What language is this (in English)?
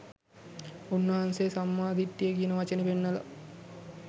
Sinhala